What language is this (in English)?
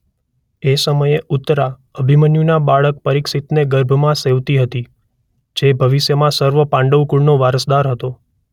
Gujarati